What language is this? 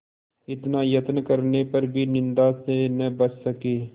Hindi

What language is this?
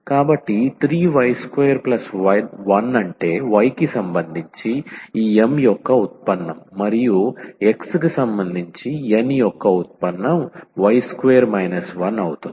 Telugu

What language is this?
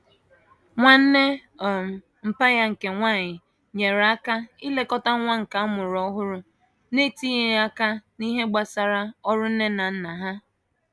Igbo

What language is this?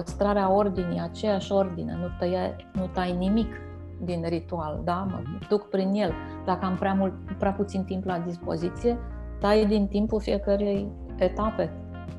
Romanian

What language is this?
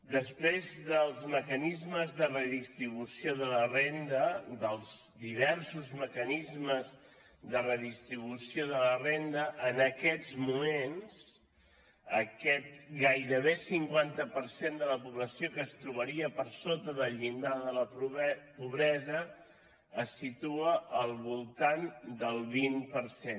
Catalan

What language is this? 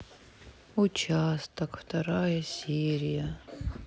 Russian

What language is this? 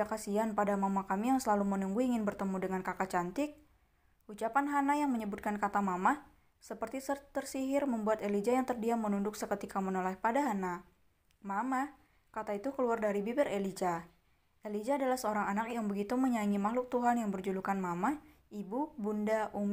Indonesian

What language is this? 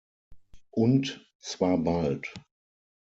German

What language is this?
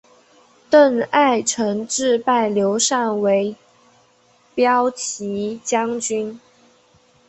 Chinese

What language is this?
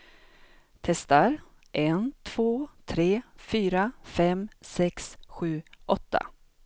Swedish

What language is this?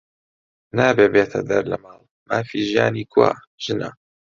Central Kurdish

